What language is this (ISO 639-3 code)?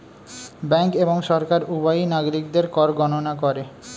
ben